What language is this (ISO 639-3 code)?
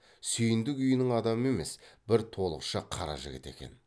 kaz